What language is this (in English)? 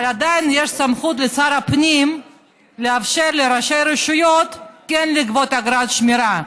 Hebrew